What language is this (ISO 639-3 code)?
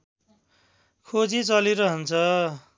nep